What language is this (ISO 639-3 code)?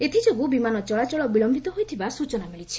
ori